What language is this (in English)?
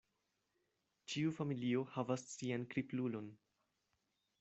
Esperanto